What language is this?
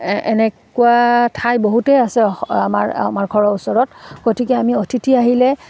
Assamese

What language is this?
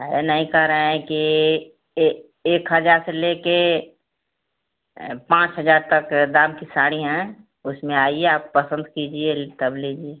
Hindi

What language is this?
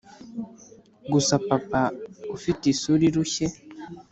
Kinyarwanda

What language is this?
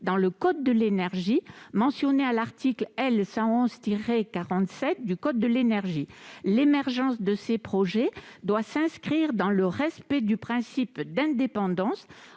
French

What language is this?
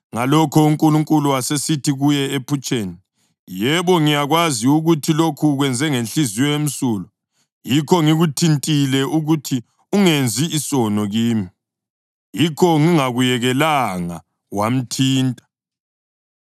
North Ndebele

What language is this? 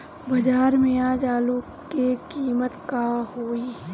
Bhojpuri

